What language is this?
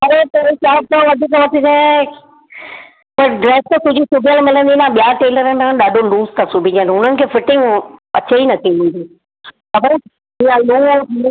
Sindhi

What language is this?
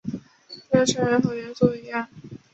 Chinese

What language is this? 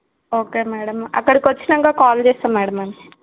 Telugu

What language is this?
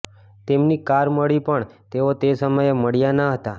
Gujarati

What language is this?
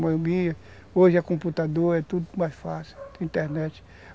Portuguese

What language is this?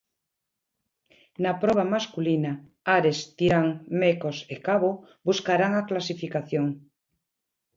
Galician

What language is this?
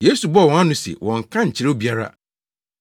Akan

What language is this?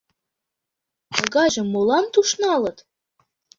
Mari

